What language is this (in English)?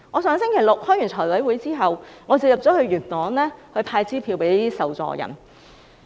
Cantonese